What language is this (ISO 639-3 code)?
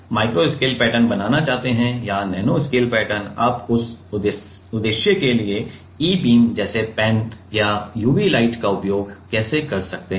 hin